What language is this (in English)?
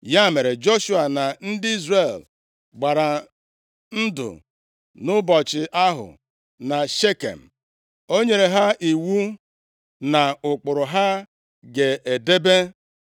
Igbo